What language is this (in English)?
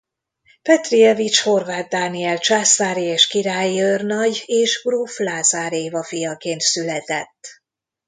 Hungarian